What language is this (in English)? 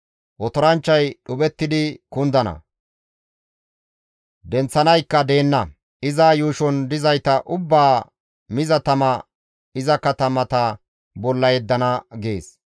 Gamo